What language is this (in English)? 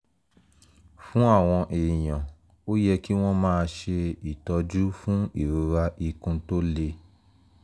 Yoruba